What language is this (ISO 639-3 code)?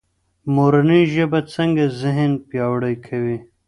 pus